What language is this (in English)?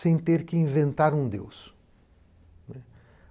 Portuguese